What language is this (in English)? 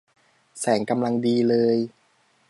Thai